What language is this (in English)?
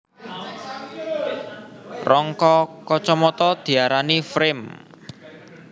Javanese